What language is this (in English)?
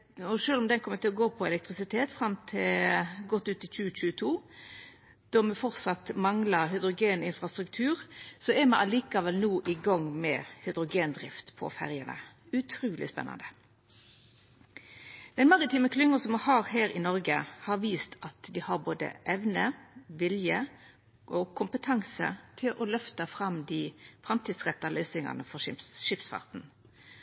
Norwegian Nynorsk